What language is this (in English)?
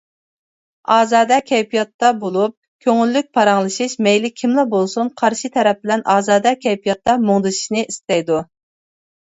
Uyghur